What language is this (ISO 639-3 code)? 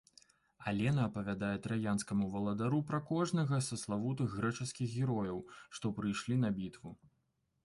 bel